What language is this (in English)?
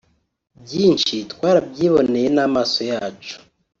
Kinyarwanda